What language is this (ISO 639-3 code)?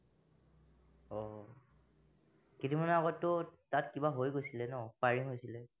asm